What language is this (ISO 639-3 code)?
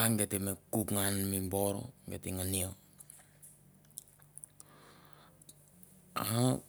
tbf